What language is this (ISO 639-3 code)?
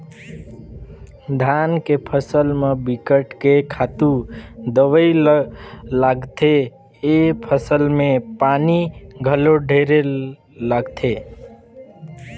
hne